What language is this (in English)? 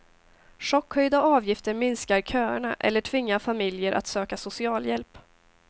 Swedish